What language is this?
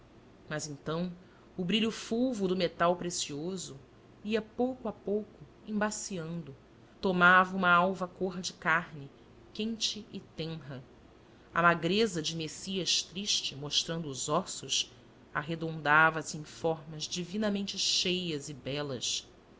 Portuguese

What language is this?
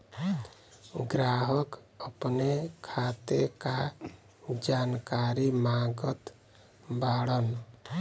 Bhojpuri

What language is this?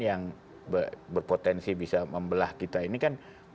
Indonesian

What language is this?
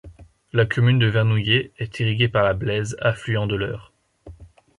French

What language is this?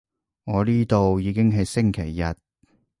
Cantonese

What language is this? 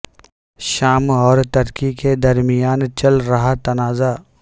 Urdu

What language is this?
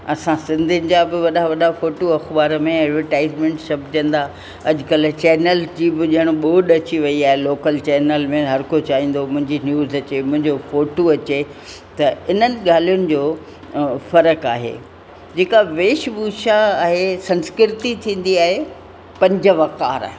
Sindhi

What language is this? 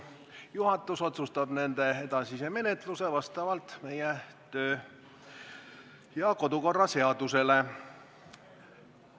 Estonian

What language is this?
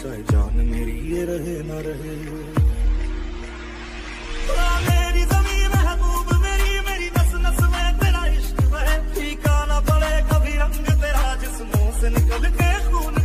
Arabic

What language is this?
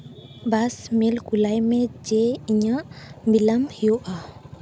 Santali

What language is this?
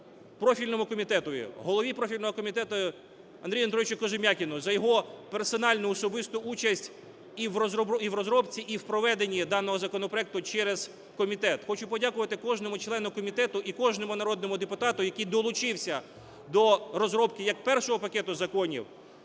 Ukrainian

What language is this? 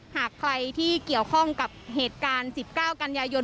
Thai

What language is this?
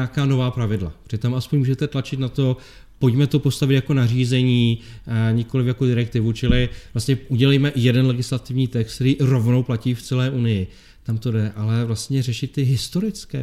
Czech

